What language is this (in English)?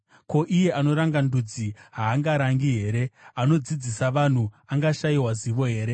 Shona